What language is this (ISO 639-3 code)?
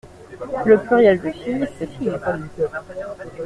fra